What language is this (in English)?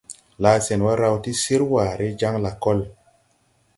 Tupuri